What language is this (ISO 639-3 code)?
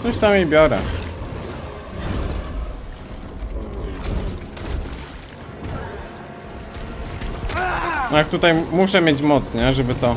pol